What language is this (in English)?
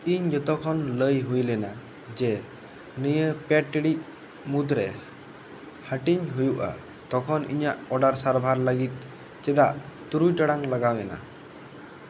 Santali